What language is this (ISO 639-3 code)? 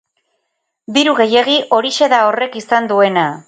eus